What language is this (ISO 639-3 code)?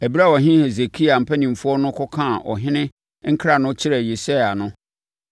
aka